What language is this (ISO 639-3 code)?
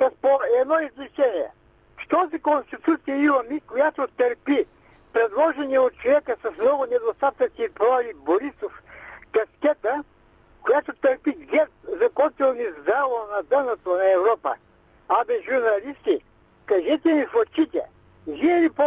bul